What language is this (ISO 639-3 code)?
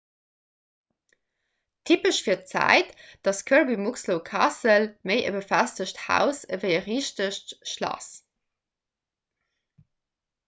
ltz